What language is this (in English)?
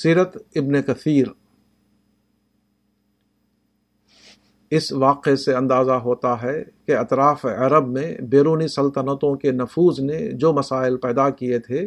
Urdu